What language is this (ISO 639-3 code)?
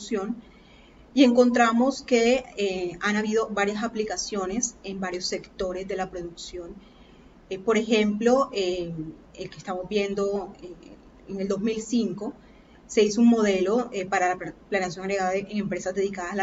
spa